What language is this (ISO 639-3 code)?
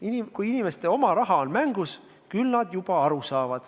est